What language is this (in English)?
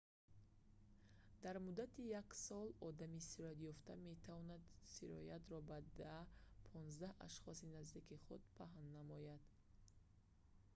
Tajik